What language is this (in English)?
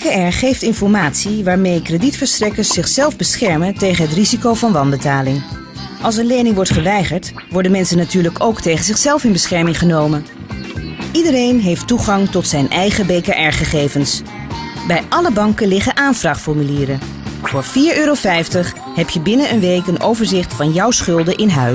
Dutch